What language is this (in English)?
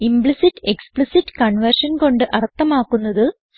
Malayalam